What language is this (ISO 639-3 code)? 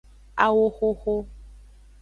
ajg